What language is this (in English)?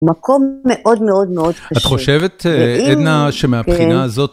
Hebrew